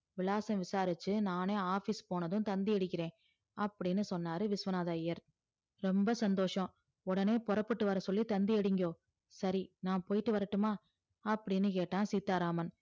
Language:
Tamil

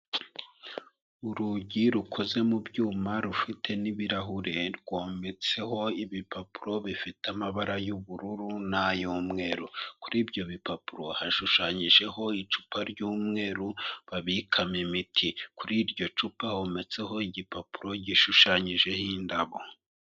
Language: Kinyarwanda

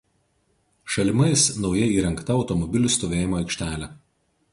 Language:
Lithuanian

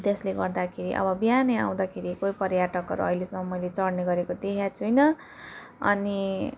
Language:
Nepali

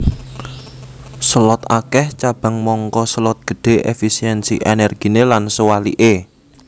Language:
Javanese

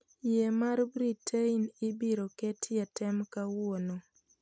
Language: Luo (Kenya and Tanzania)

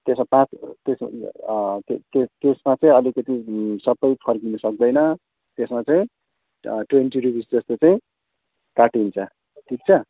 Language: Nepali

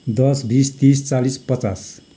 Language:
Nepali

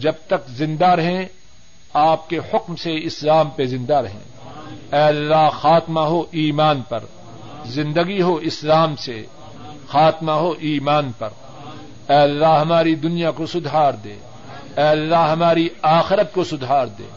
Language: Urdu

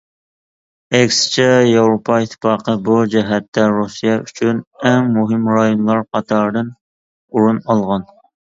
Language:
Uyghur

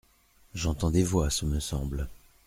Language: French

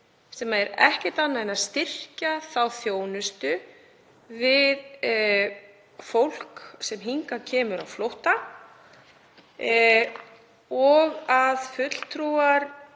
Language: Icelandic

